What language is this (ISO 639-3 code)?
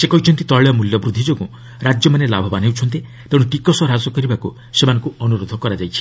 ori